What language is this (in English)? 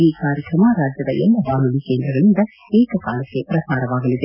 Kannada